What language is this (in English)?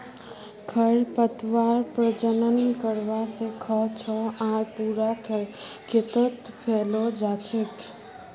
Magahi